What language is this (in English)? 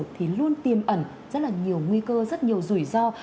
Vietnamese